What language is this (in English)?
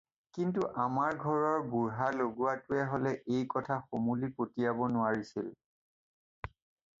Assamese